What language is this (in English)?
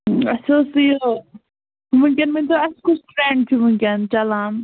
Kashmiri